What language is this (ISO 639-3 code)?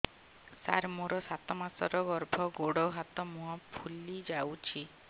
ori